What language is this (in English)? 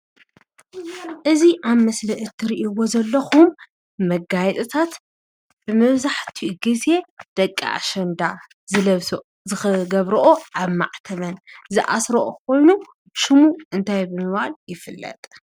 Tigrinya